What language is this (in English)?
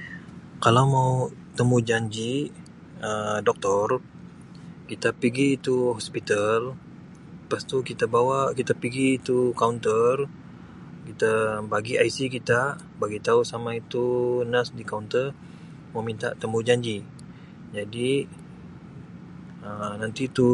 Sabah Malay